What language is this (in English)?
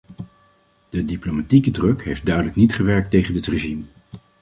Dutch